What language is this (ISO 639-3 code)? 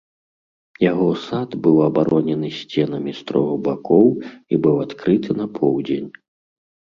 bel